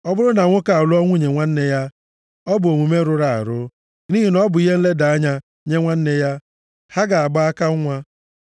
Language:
Igbo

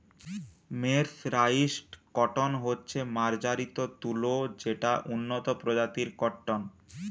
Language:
Bangla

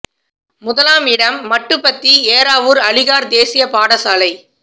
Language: Tamil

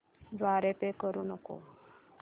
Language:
Marathi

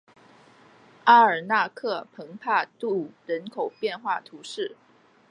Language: Chinese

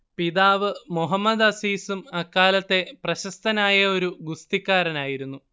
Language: Malayalam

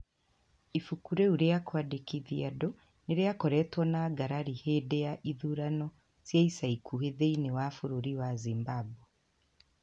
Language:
Kikuyu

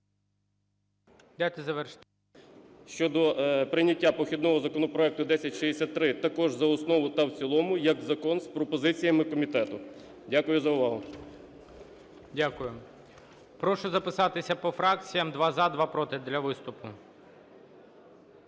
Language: Ukrainian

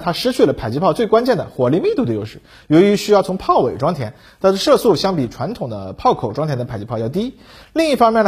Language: Chinese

